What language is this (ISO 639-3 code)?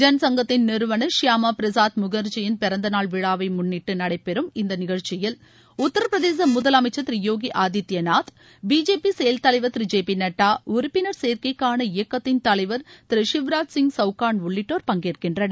tam